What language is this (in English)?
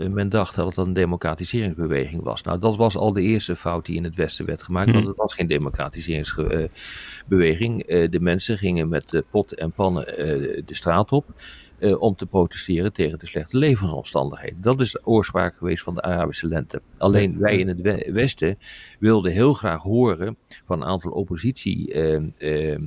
Dutch